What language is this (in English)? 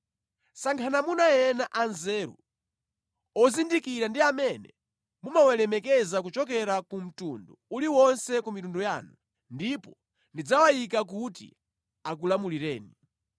Nyanja